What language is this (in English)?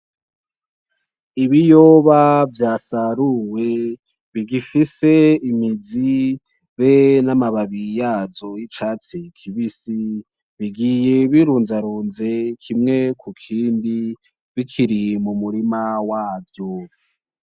Rundi